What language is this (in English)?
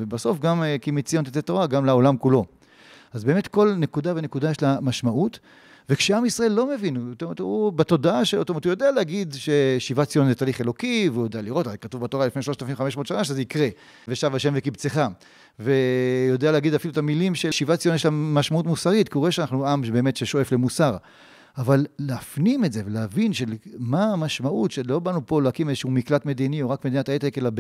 Hebrew